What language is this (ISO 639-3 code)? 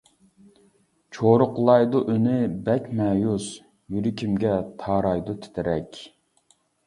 uig